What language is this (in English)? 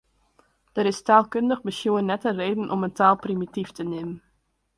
Western Frisian